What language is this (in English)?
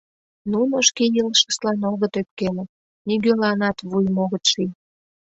Mari